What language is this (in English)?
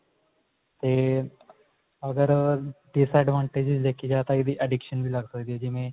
Punjabi